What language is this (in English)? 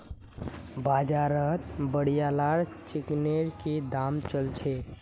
Magahi